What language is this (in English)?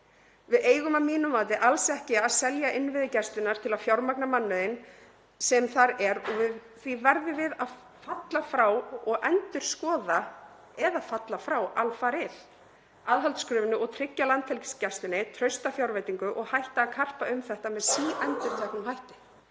Icelandic